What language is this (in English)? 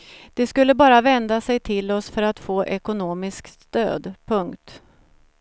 Swedish